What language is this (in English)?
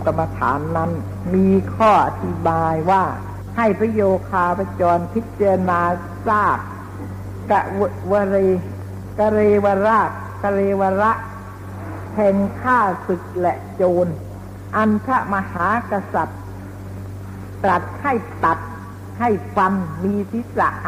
Thai